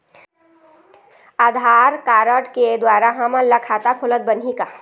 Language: Chhattisgarhi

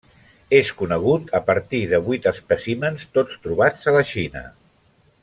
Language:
Catalan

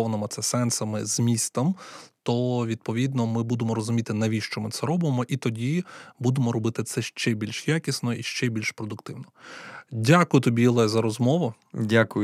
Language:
Ukrainian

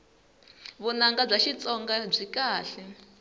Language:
Tsonga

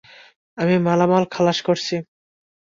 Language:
Bangla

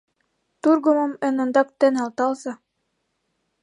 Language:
Mari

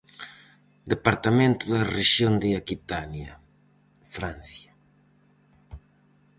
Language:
Galician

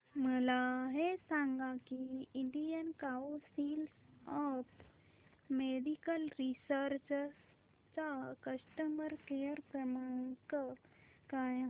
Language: Marathi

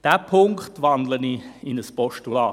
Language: Swiss German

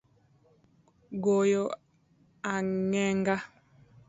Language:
Luo (Kenya and Tanzania)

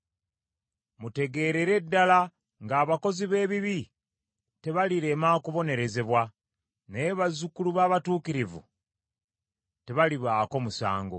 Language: Ganda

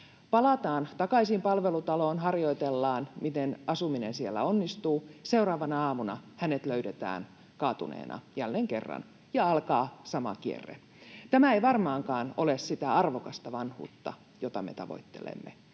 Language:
Finnish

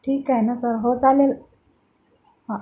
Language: Marathi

